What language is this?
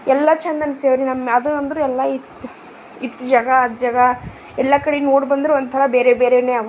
Kannada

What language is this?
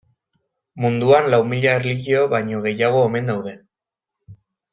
Basque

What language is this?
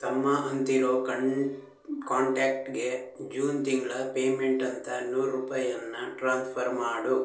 Kannada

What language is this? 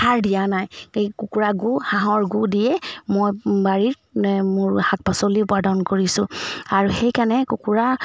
Assamese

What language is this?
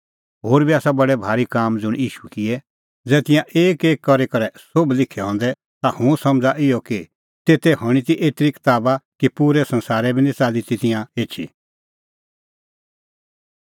Kullu Pahari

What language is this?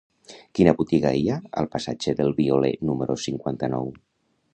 Catalan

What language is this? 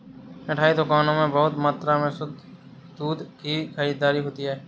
Hindi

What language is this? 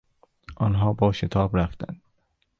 Persian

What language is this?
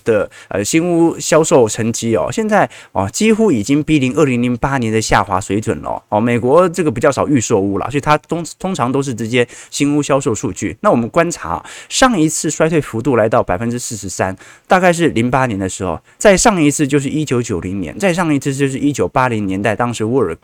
Chinese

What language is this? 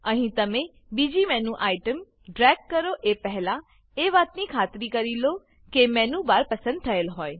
Gujarati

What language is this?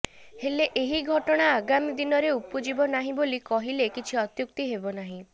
Odia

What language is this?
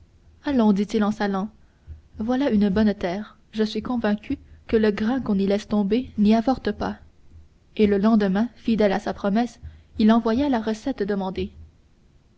French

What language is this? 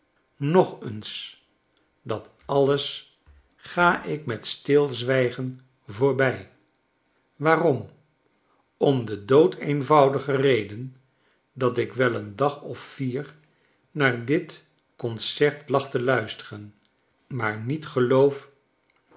Dutch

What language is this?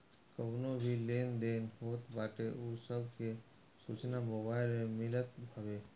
Bhojpuri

